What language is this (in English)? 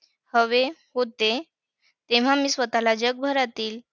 Marathi